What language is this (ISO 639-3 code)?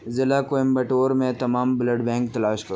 urd